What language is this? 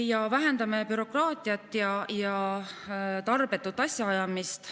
Estonian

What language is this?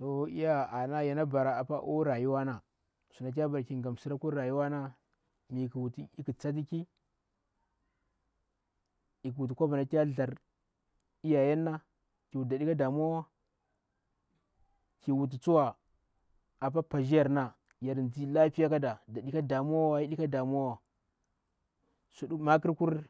Bura-Pabir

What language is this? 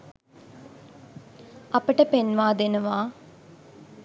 Sinhala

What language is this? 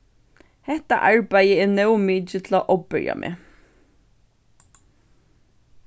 Faroese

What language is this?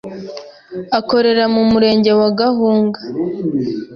Kinyarwanda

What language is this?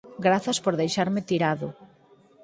Galician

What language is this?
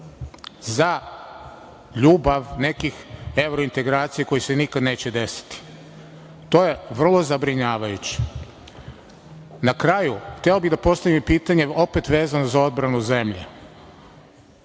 Serbian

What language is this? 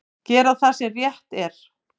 Icelandic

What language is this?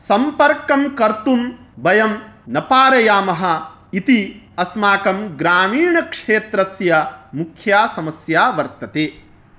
Sanskrit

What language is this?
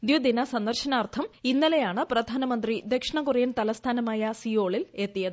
Malayalam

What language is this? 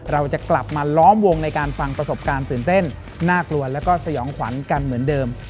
Thai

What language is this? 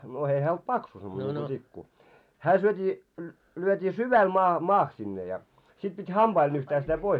Finnish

